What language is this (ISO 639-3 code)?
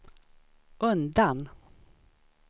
swe